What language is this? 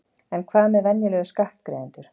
Icelandic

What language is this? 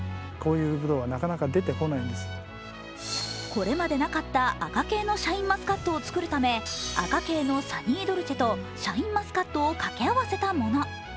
Japanese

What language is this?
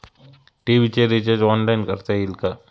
Marathi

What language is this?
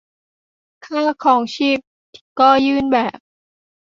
Thai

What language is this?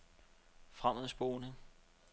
Danish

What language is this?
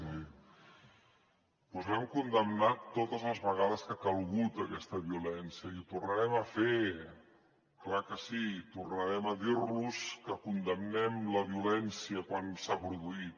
Catalan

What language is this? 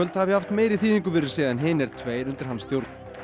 Icelandic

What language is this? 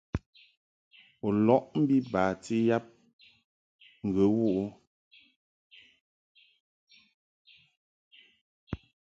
Mungaka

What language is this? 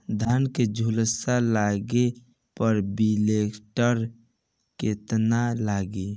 Bhojpuri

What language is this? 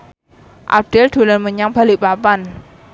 Javanese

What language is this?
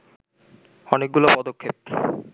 Bangla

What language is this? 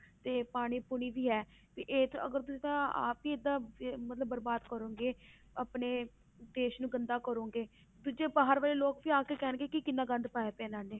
Punjabi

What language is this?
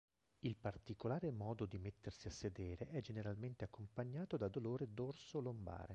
Italian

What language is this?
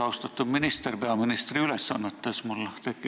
Estonian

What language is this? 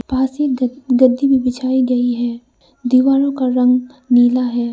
Hindi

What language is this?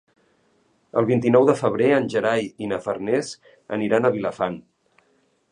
Catalan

